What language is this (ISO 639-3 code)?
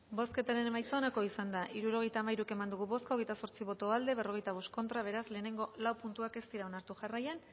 eus